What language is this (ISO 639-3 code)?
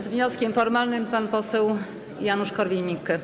pol